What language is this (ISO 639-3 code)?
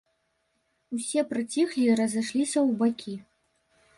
bel